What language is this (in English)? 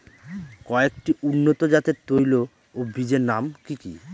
Bangla